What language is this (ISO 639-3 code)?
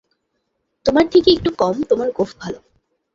ben